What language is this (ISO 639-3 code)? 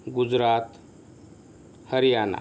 mar